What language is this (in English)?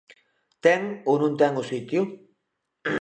Galician